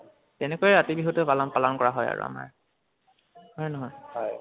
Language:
Assamese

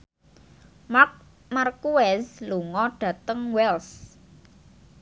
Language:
Javanese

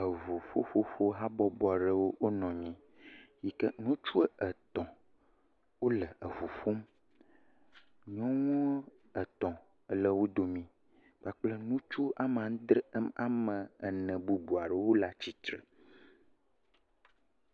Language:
Ewe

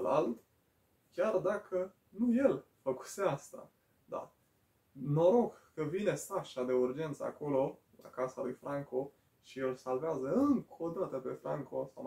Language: Romanian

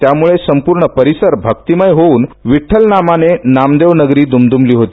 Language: Marathi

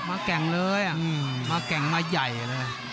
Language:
Thai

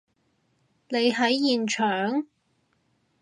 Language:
Cantonese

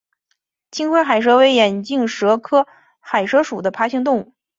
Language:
Chinese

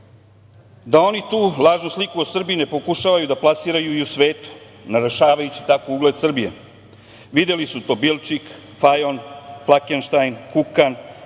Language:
Serbian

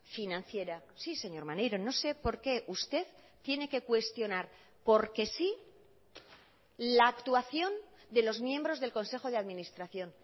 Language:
Spanish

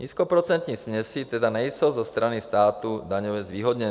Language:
Czech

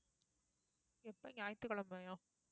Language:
Tamil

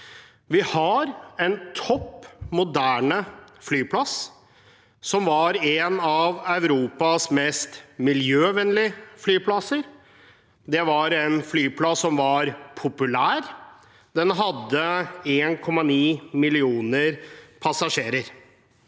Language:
Norwegian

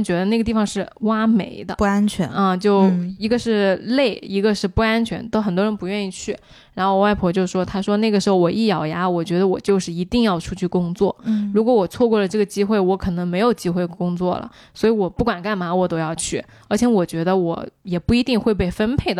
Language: Chinese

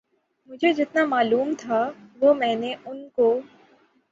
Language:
Urdu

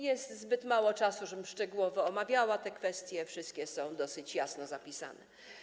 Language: Polish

